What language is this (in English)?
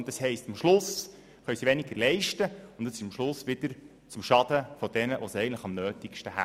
Swiss German